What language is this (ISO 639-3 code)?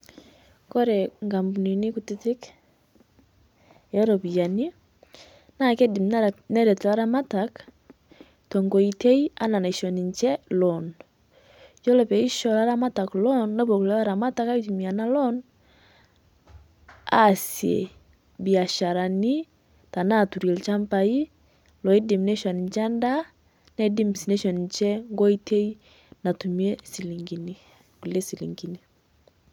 mas